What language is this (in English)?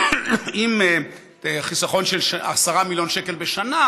Hebrew